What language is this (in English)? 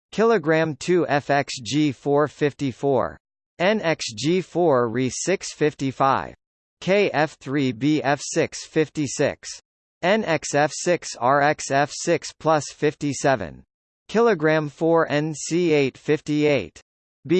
English